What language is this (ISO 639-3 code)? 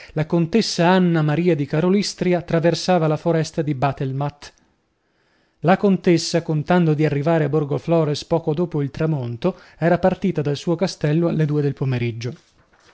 ita